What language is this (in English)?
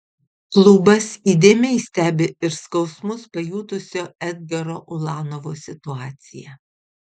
Lithuanian